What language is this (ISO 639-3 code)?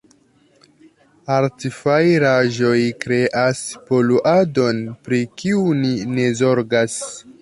epo